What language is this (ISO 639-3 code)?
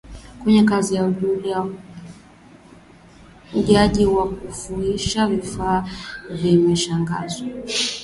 swa